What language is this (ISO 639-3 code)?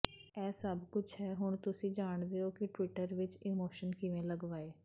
pan